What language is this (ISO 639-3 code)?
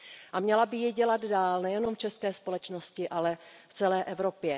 ces